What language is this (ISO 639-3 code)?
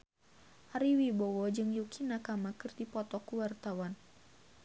sun